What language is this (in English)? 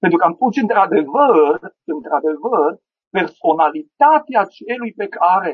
Romanian